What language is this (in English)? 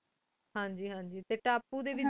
Punjabi